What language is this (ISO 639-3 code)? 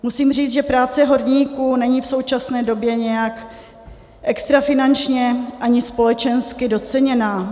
ces